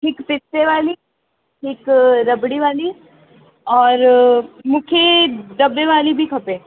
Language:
Sindhi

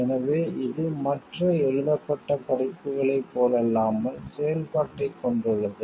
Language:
Tamil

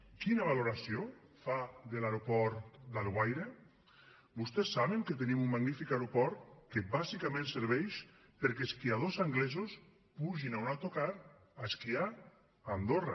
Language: Catalan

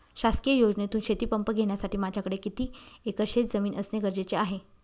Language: Marathi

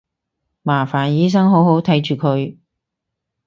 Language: Cantonese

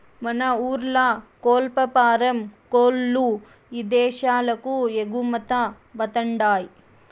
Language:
Telugu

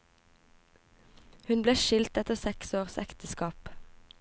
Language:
Norwegian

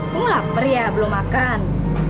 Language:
Indonesian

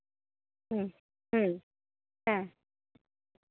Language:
Santali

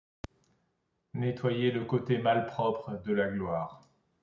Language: French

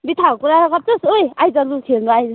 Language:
Nepali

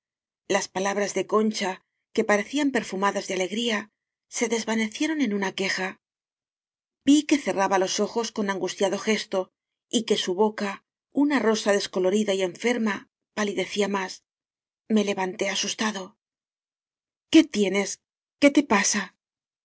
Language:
Spanish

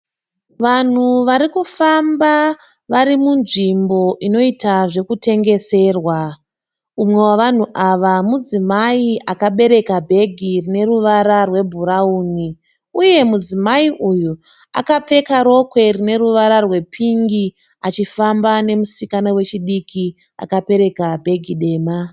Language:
Shona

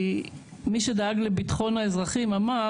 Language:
Hebrew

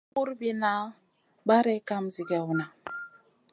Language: Masana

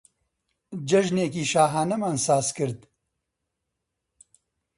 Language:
Central Kurdish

